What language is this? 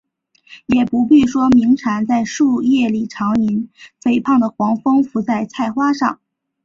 Chinese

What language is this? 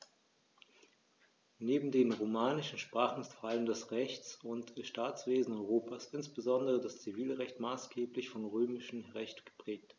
German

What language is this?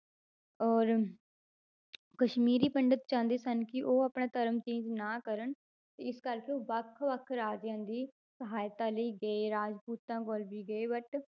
Punjabi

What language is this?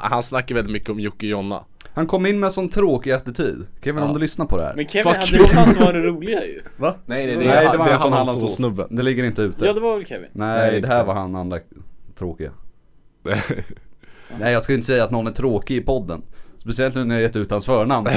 Swedish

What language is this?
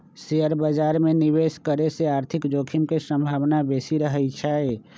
Magahi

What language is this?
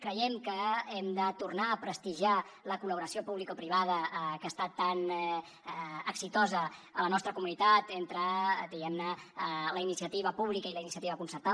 Catalan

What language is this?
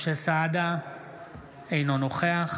Hebrew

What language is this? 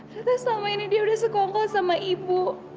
Indonesian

